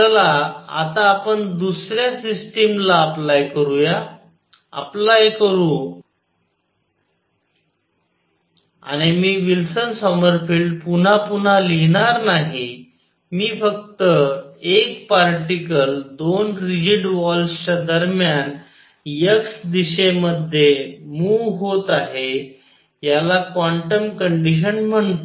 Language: Marathi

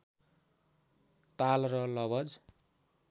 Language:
Nepali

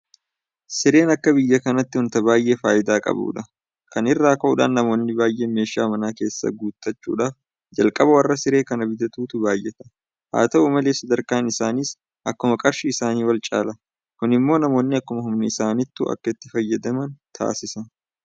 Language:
Oromo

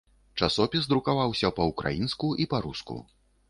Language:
Belarusian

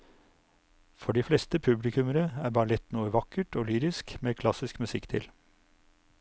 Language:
Norwegian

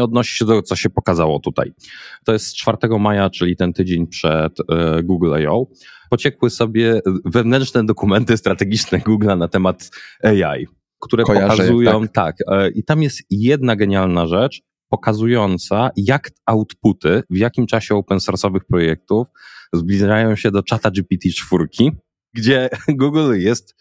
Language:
Polish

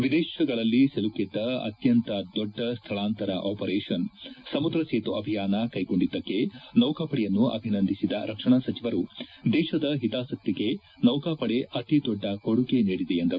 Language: Kannada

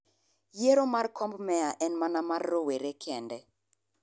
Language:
Luo (Kenya and Tanzania)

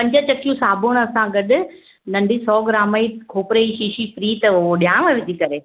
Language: Sindhi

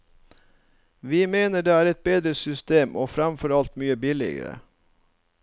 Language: Norwegian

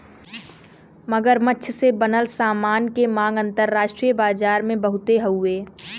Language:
Bhojpuri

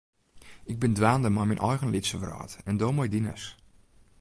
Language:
Western Frisian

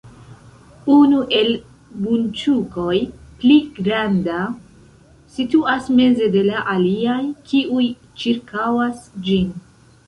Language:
Esperanto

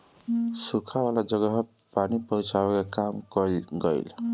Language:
Bhojpuri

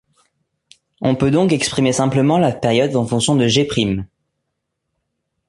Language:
French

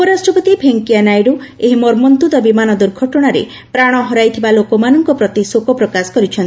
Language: Odia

